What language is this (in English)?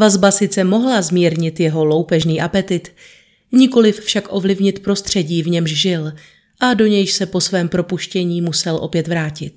Czech